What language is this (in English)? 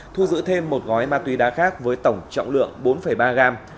Vietnamese